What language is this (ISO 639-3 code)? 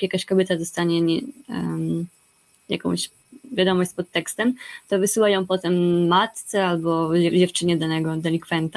pol